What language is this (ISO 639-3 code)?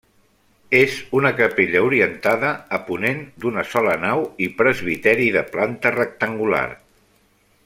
cat